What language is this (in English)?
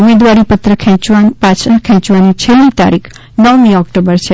Gujarati